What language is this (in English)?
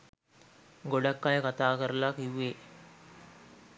Sinhala